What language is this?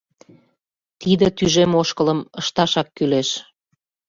Mari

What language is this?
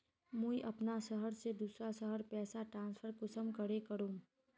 Magahi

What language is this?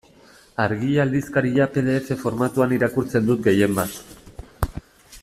Basque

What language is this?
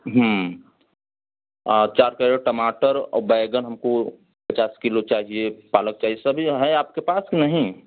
Hindi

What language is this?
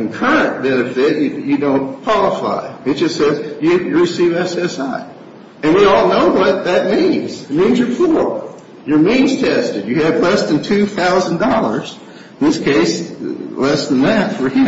English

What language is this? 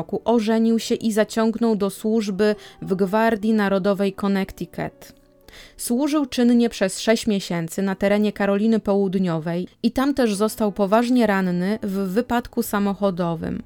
Polish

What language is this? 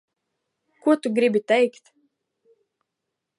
Latvian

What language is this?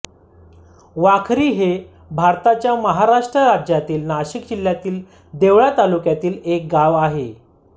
Marathi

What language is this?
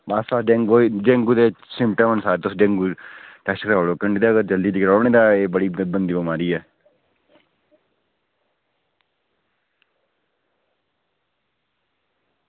Dogri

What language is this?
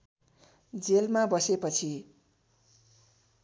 Nepali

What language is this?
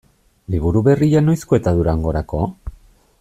Basque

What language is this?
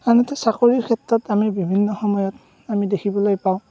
Assamese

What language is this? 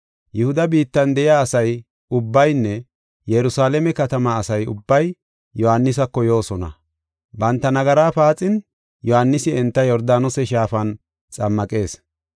Gofa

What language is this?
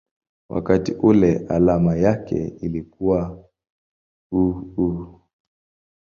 Swahili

